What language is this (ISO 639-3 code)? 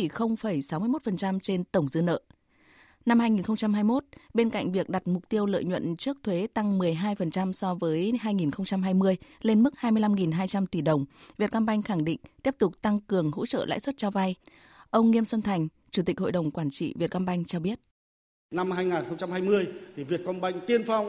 vie